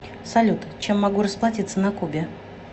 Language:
Russian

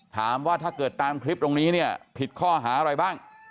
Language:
Thai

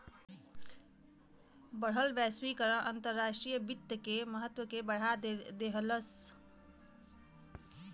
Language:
Bhojpuri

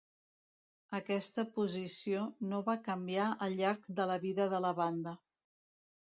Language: Catalan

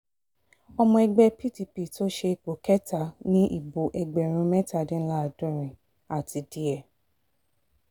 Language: Yoruba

